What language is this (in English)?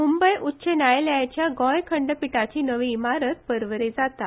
Konkani